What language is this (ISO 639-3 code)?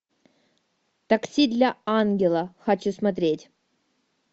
rus